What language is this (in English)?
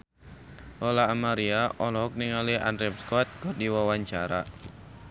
Sundanese